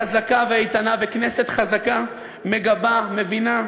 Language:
Hebrew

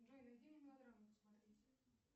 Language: Russian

